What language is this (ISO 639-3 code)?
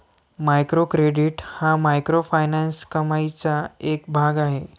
mar